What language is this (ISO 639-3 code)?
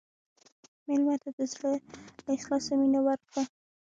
pus